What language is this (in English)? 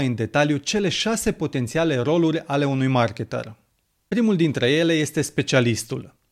Romanian